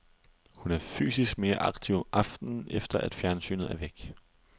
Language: Danish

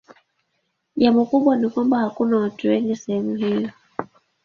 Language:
Swahili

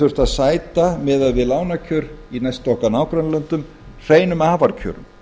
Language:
Icelandic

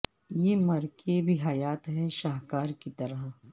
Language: Urdu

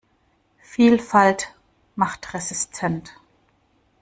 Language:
German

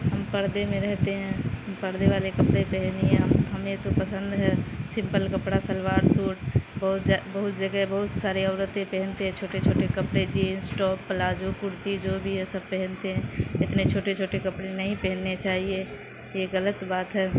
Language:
Urdu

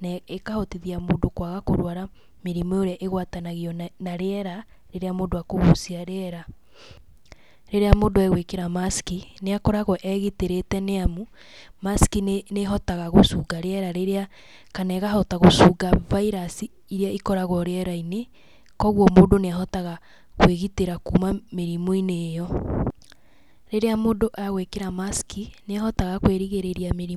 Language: Kikuyu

